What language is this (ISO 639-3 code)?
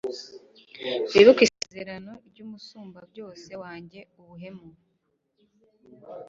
kin